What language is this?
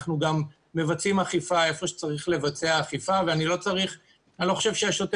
Hebrew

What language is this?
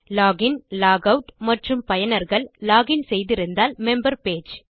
Tamil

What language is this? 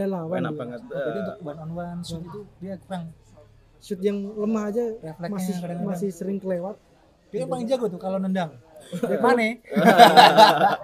Indonesian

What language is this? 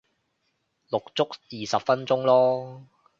Cantonese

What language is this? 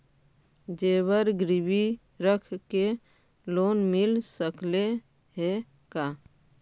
Magahi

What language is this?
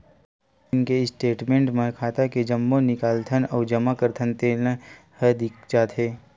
Chhattisgarhi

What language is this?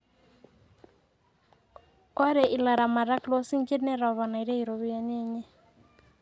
Masai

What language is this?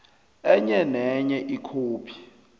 South Ndebele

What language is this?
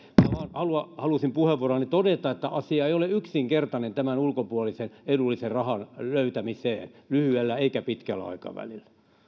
Finnish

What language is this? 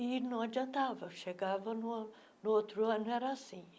Portuguese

